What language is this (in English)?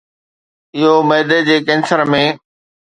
Sindhi